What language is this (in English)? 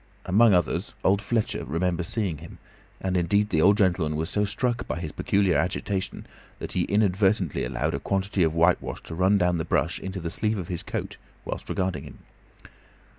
English